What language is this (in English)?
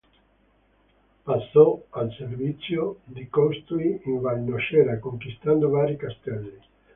Italian